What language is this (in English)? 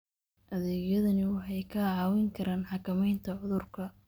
Somali